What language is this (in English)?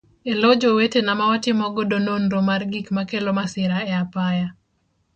Luo (Kenya and Tanzania)